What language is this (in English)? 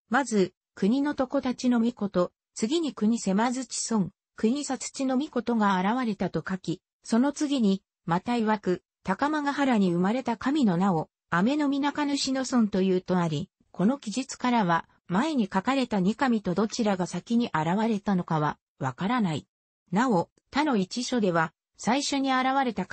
Japanese